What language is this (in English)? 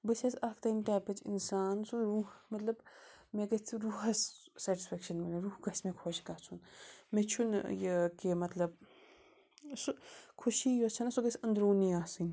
Kashmiri